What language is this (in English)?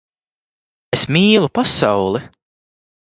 Latvian